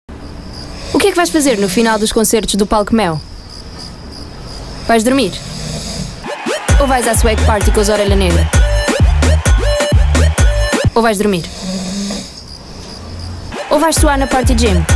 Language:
Portuguese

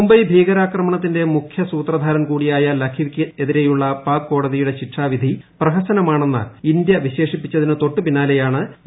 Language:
Malayalam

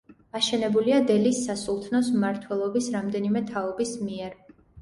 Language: Georgian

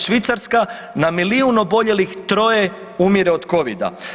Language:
Croatian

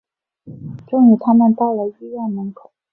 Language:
Chinese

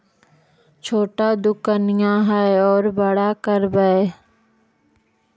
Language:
Magahi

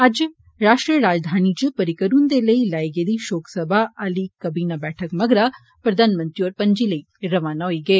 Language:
Dogri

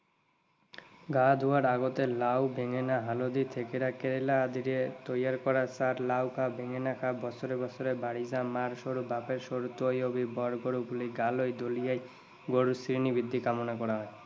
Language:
Assamese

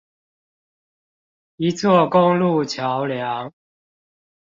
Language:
Chinese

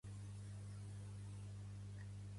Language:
Catalan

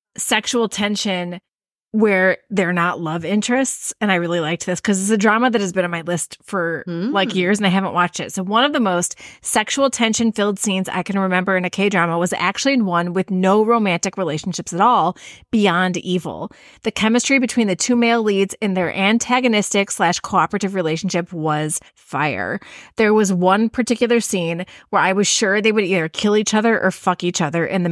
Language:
English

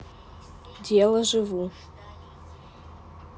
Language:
Russian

